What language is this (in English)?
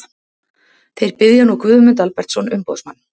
Icelandic